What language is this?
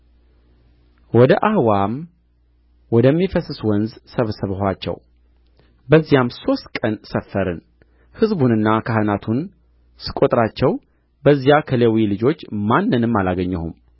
Amharic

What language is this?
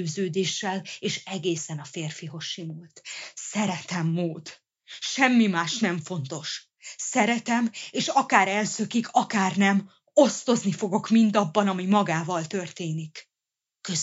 Hungarian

